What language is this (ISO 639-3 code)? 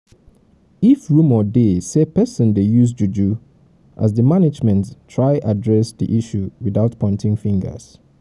pcm